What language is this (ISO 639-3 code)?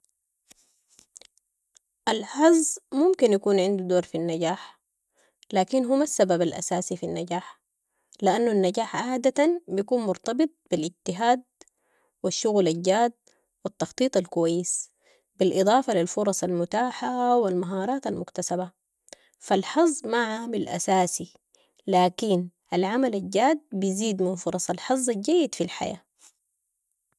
apd